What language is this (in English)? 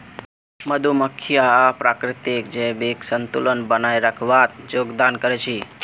Magahi